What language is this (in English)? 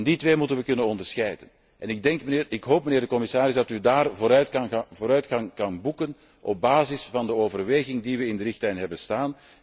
Dutch